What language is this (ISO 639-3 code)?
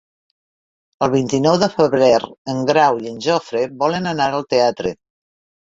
cat